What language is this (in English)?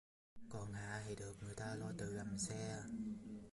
Vietnamese